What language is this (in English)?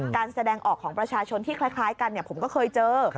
Thai